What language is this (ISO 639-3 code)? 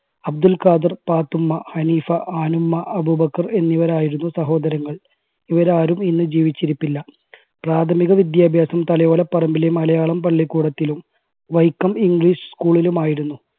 mal